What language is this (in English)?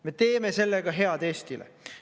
Estonian